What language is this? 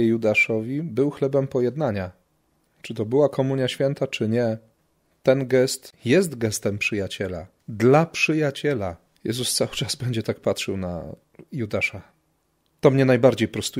Polish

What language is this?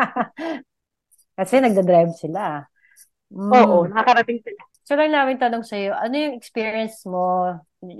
Filipino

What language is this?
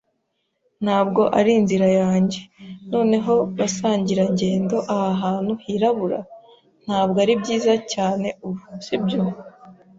Kinyarwanda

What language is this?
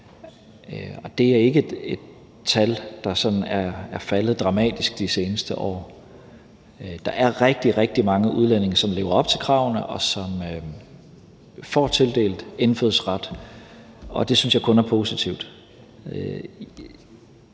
Danish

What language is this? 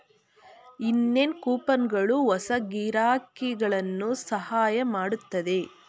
Kannada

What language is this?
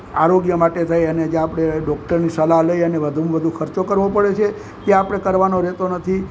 Gujarati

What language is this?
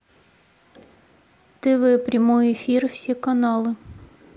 Russian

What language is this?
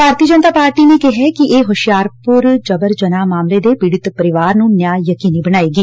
Punjabi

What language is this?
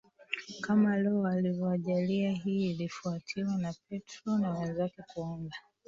Swahili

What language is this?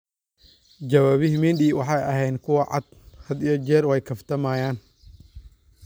Somali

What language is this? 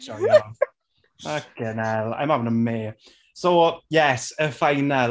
Welsh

